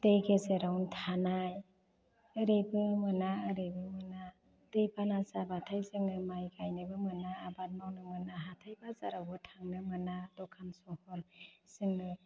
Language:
Bodo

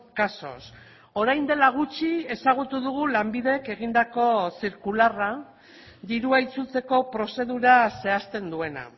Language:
Basque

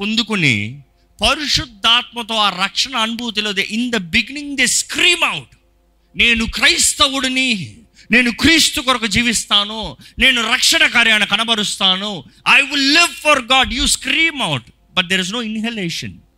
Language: Telugu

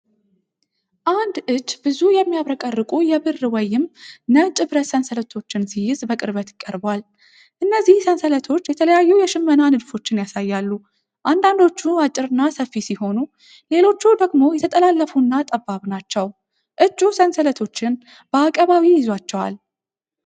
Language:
Amharic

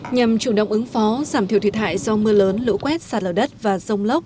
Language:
Vietnamese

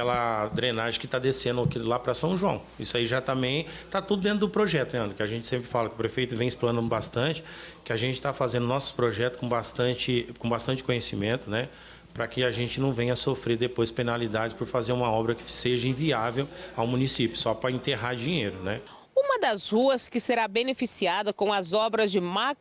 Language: Portuguese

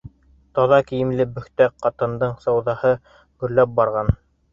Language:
Bashkir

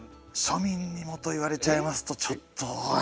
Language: Japanese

